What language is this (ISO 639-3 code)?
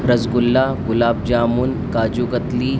urd